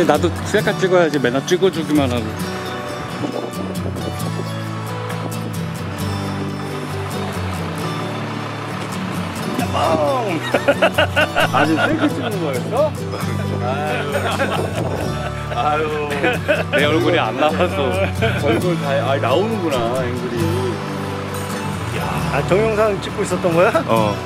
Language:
Korean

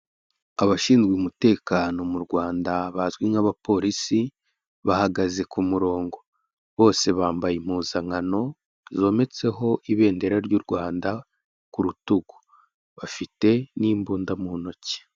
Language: Kinyarwanda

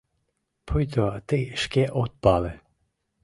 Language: Mari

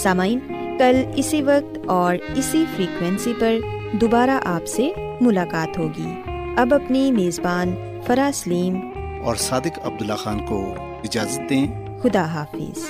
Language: Urdu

